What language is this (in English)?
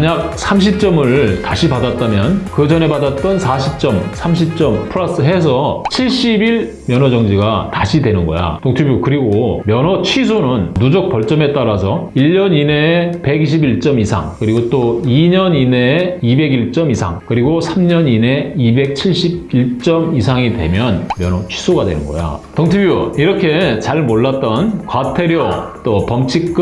Korean